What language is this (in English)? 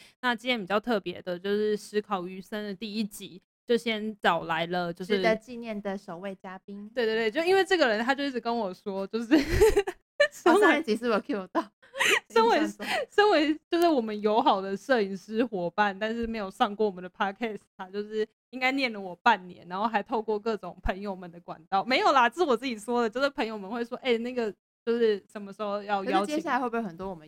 Chinese